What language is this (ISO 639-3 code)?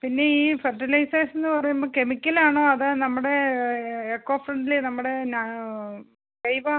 mal